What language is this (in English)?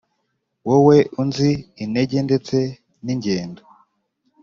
Kinyarwanda